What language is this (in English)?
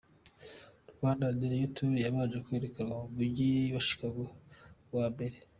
Kinyarwanda